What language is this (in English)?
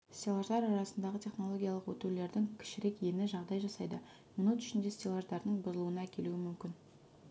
Kazakh